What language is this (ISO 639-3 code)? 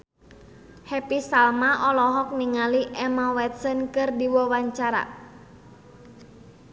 sun